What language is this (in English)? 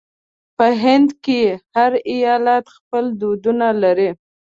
Pashto